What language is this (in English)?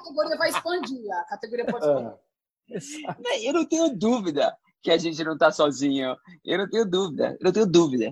Portuguese